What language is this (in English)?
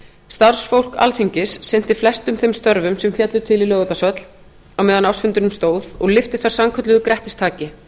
Icelandic